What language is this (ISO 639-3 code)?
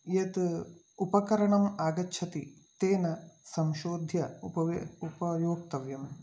san